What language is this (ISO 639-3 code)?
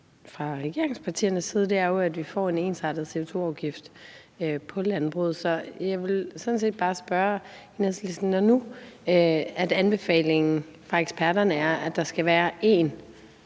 dan